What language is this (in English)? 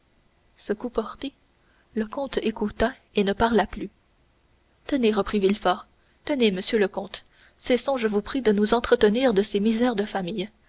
French